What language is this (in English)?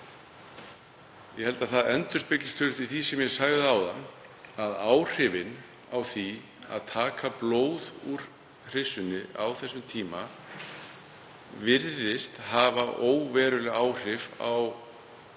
Icelandic